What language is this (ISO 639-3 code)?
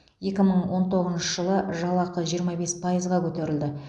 kaz